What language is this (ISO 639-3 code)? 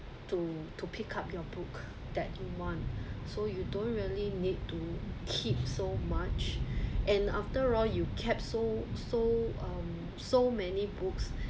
eng